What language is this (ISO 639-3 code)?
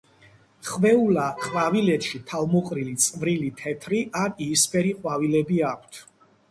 kat